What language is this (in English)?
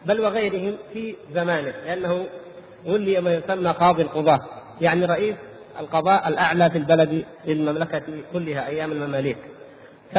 Arabic